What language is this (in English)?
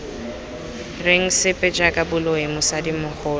Tswana